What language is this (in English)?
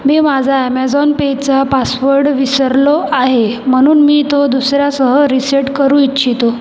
Marathi